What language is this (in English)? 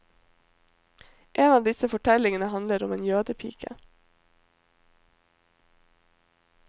Norwegian